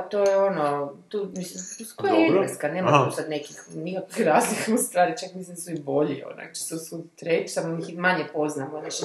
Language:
Croatian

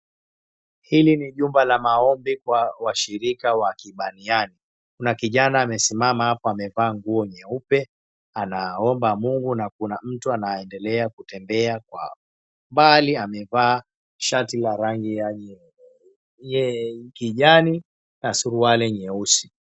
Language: Swahili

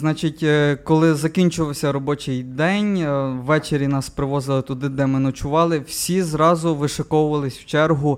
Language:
Ukrainian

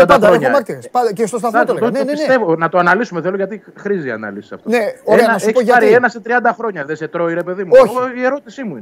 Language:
Greek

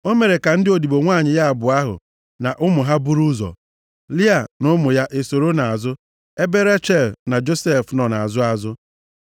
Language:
Igbo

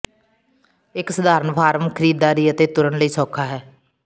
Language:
Punjabi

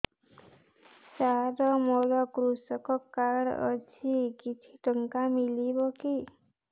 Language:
Odia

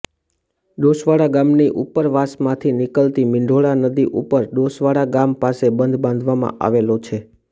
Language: Gujarati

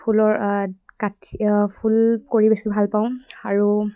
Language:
Assamese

